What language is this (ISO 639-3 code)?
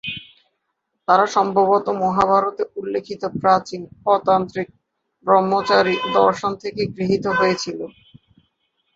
ben